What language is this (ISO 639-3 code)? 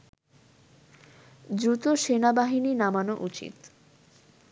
ben